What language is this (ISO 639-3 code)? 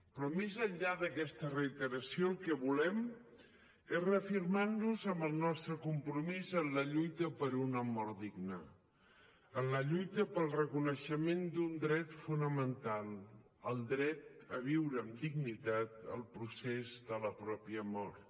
cat